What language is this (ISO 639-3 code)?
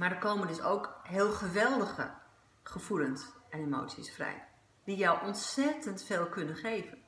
nld